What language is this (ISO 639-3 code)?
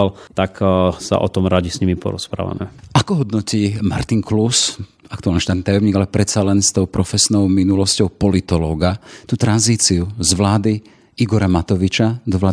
slk